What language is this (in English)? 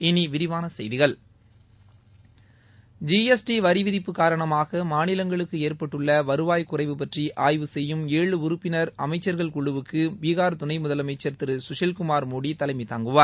Tamil